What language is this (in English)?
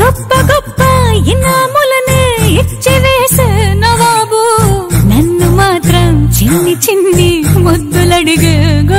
Hindi